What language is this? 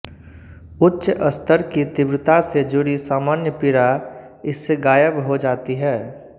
Hindi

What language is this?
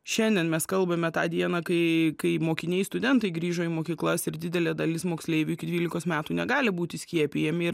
Lithuanian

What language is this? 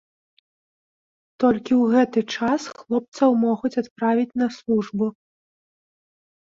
Belarusian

